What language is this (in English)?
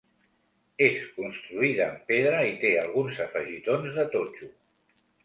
Catalan